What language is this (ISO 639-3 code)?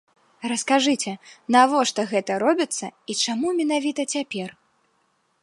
bel